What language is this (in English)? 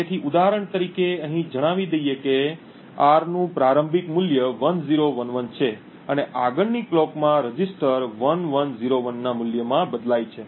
Gujarati